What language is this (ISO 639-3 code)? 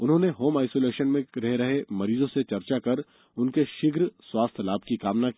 hin